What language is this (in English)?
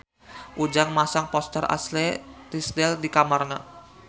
Sundanese